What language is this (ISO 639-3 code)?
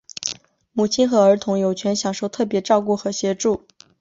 zho